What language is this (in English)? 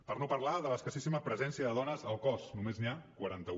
Catalan